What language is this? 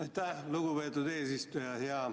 Estonian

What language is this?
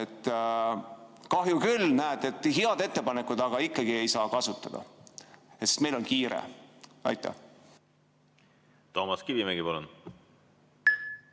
Estonian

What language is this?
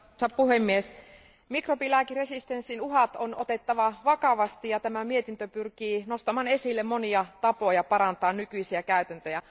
Finnish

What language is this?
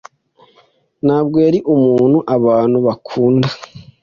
Kinyarwanda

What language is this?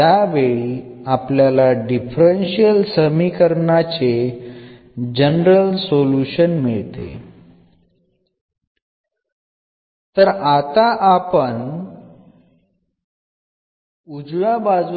Malayalam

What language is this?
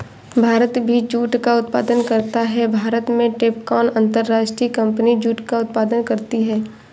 Hindi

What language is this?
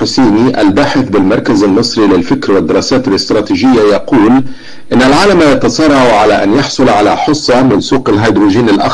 Arabic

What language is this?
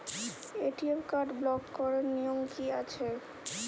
Bangla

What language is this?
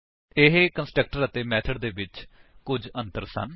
Punjabi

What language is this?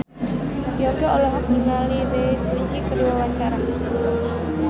Sundanese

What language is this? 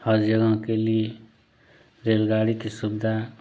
Hindi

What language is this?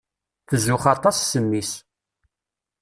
Kabyle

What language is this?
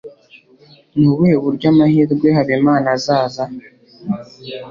Kinyarwanda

